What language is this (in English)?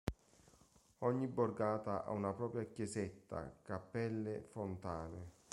Italian